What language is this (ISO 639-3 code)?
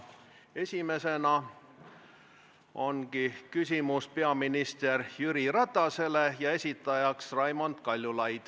est